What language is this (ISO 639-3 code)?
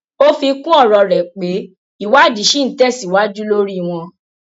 yor